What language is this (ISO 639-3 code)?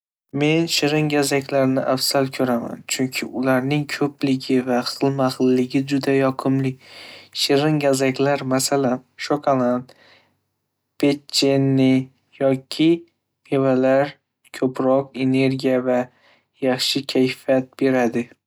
uzb